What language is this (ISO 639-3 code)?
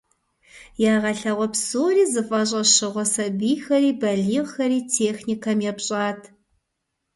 kbd